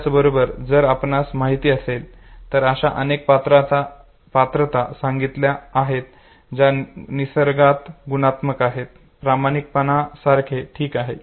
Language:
Marathi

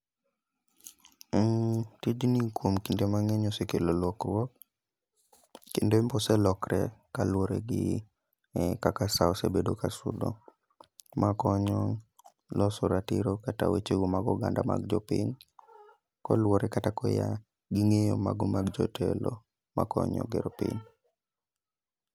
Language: Luo (Kenya and Tanzania)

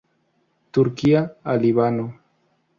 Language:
Spanish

